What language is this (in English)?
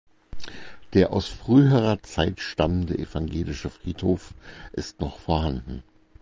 German